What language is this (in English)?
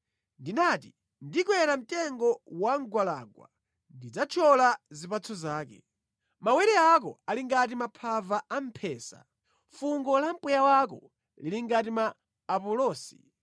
Nyanja